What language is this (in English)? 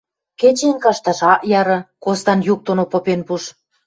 Western Mari